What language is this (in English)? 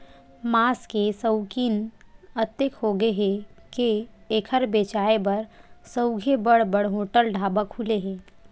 Chhattisgarhi